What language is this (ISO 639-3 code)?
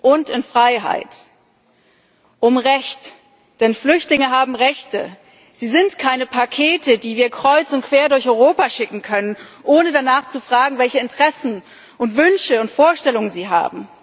deu